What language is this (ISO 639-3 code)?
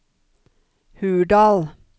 nor